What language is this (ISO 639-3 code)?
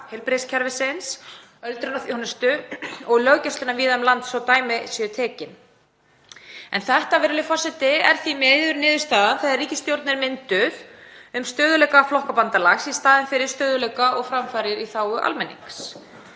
isl